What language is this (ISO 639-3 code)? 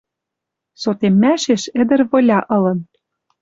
mrj